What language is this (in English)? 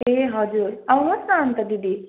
Nepali